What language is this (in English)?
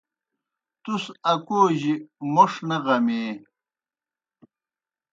Kohistani Shina